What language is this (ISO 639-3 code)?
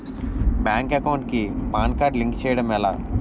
tel